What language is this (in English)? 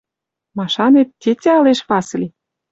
Western Mari